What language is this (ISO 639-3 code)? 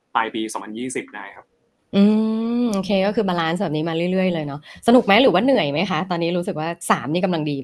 tha